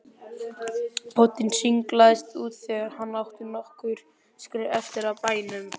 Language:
Icelandic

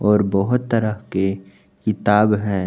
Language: Hindi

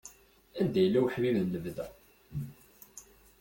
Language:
Kabyle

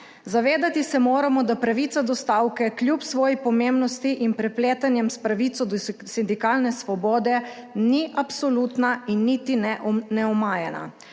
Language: Slovenian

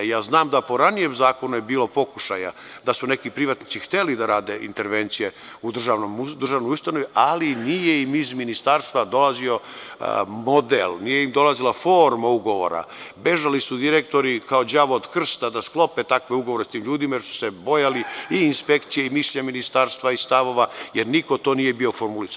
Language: Serbian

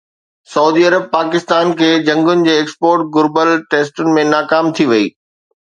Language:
Sindhi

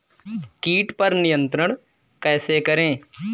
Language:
Hindi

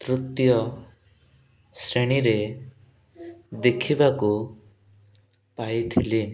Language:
Odia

